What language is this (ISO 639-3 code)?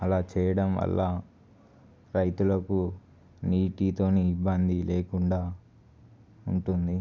tel